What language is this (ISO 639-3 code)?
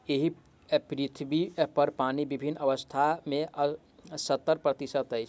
mai